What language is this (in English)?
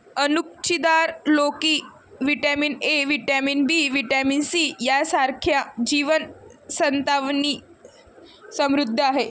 Marathi